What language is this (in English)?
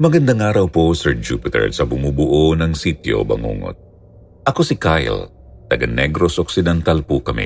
Filipino